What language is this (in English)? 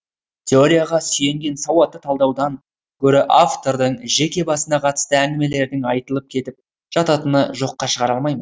Kazakh